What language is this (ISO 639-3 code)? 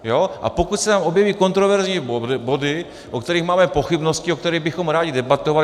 ces